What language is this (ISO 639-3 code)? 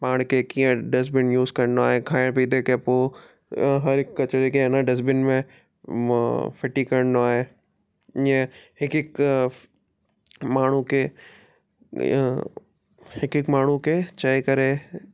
snd